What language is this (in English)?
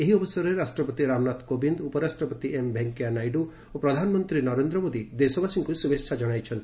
Odia